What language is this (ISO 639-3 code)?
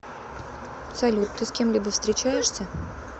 rus